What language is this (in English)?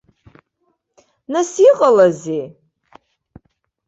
Abkhazian